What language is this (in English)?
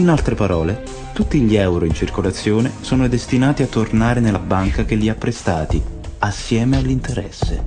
Italian